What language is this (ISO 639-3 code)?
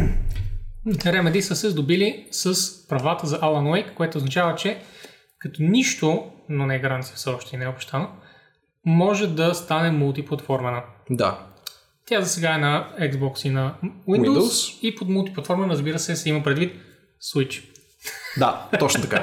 bul